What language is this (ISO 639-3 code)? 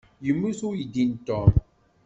kab